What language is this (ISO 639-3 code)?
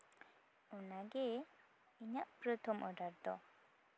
sat